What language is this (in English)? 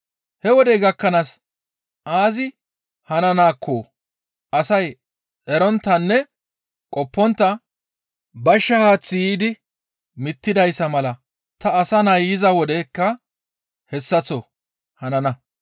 Gamo